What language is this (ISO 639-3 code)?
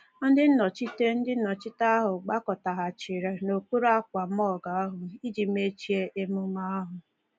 ibo